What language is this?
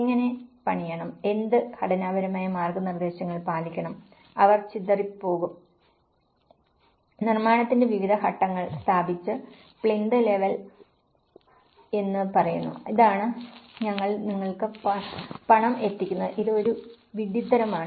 Malayalam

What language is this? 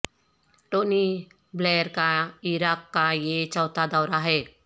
Urdu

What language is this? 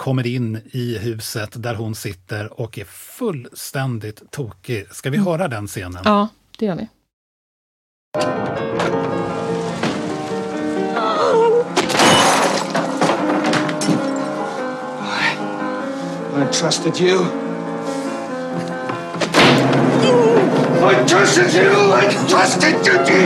Swedish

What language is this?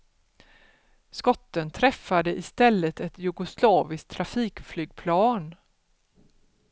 Swedish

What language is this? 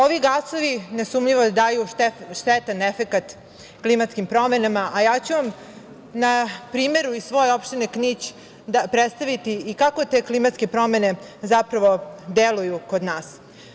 Serbian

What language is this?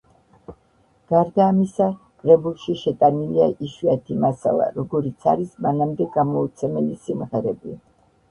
Georgian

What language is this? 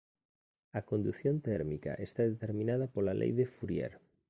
Galician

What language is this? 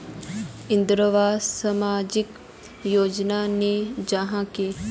Magahi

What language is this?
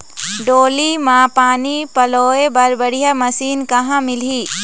Chhattisgarhi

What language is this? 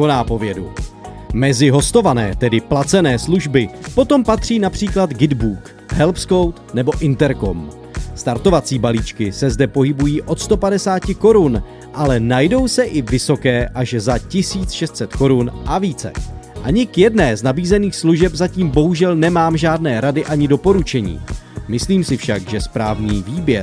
Czech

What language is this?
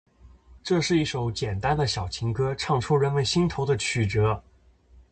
Chinese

